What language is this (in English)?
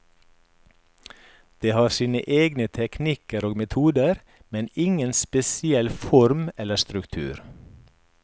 Norwegian